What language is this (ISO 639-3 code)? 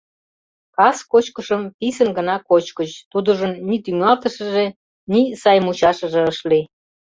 chm